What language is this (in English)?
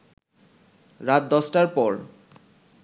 Bangla